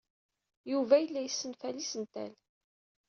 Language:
Kabyle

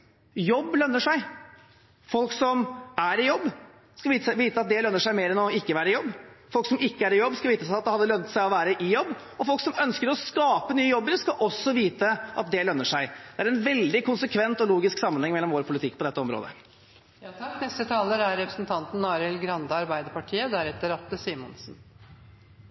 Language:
Norwegian Bokmål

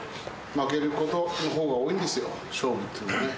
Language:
Japanese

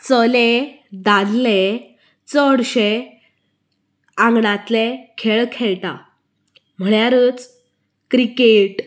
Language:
Konkani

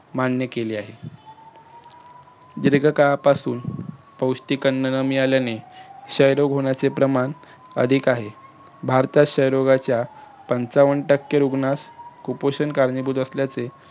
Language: Marathi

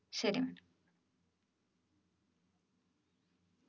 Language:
Malayalam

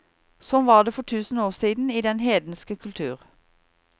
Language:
Norwegian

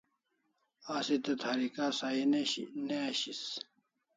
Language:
Kalasha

